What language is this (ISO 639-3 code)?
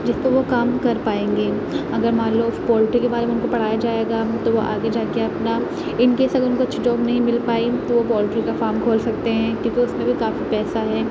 urd